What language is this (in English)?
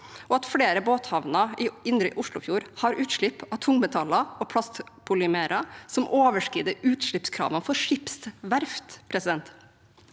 Norwegian